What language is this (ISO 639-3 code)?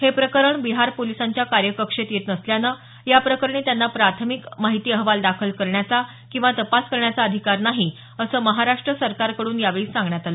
mar